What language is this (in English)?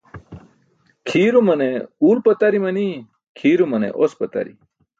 Burushaski